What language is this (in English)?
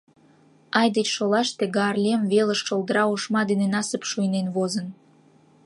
Mari